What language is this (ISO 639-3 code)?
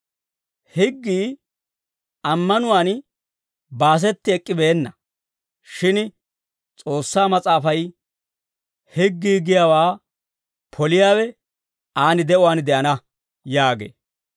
dwr